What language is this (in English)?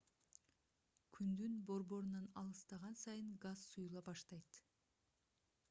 Kyrgyz